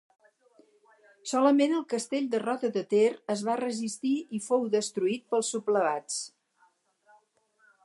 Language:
Catalan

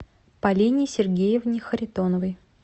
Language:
Russian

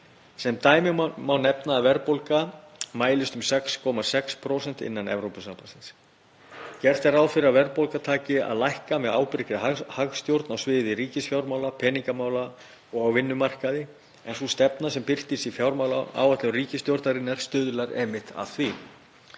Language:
Icelandic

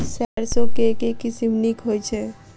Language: Maithili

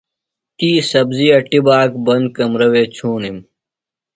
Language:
Phalura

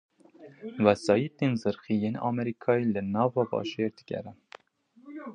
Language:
Kurdish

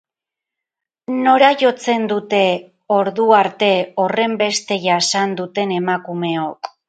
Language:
Basque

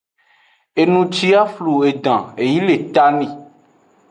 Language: Aja (Benin)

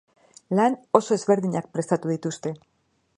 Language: Basque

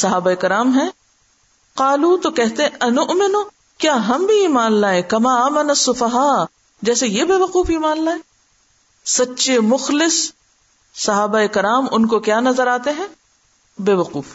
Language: Urdu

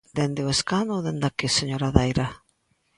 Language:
Galician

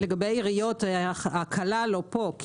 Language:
Hebrew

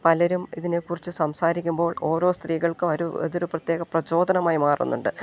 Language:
Malayalam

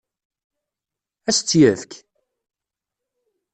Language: Kabyle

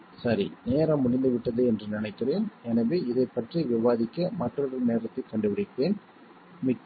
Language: Tamil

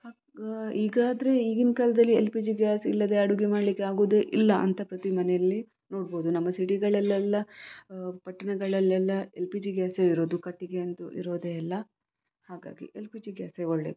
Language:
Kannada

